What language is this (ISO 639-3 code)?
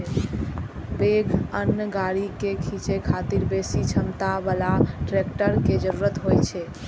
mai